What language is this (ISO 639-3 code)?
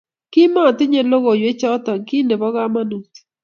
kln